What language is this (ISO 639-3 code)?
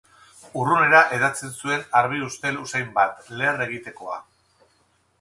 eus